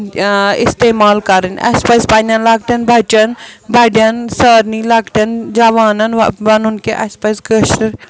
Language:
Kashmiri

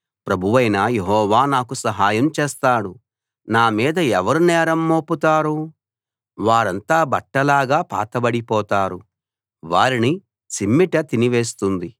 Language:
Telugu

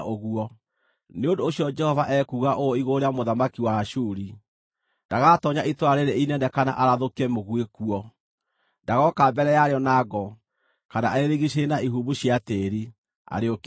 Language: Kikuyu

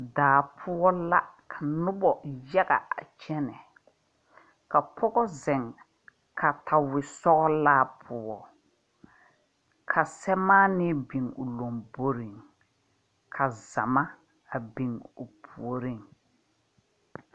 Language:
Southern Dagaare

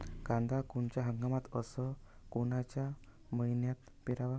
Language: Marathi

